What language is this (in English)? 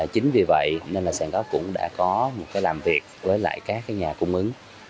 Vietnamese